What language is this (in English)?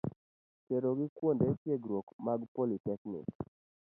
Luo (Kenya and Tanzania)